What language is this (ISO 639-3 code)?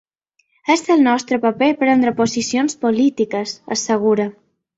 cat